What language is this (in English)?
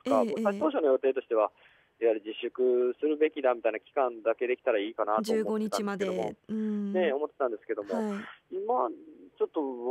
Japanese